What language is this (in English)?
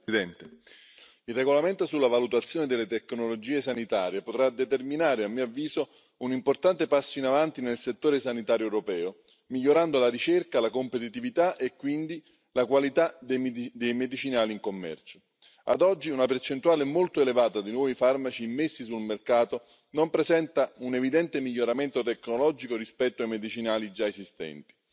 Italian